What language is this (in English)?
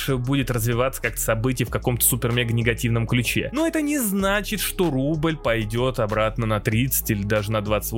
Russian